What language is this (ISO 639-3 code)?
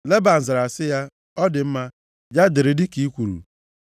ibo